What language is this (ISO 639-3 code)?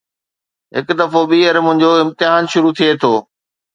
snd